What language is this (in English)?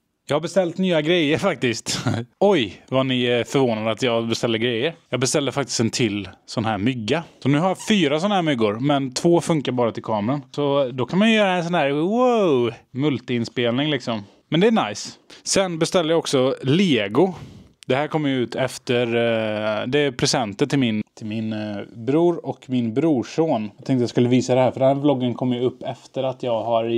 Swedish